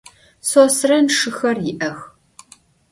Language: Adyghe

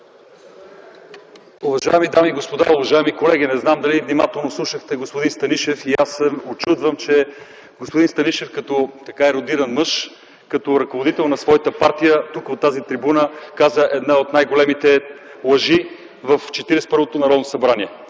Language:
Bulgarian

